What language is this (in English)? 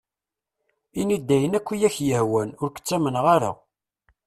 Kabyle